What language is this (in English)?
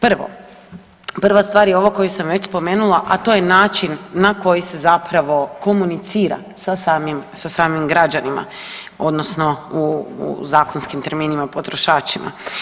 Croatian